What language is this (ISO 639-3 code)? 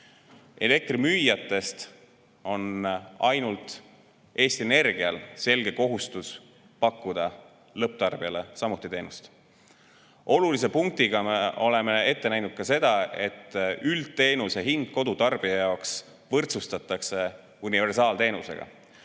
est